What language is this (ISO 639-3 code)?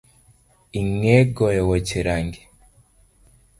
luo